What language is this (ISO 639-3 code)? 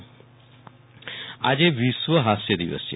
guj